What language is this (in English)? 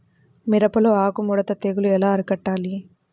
Telugu